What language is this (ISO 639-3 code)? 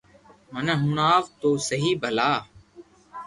lrk